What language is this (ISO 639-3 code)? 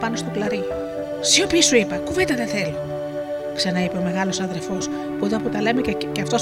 ell